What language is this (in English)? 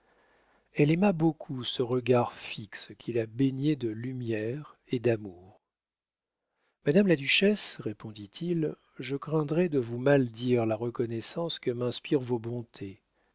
French